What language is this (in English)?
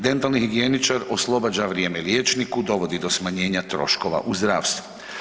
Croatian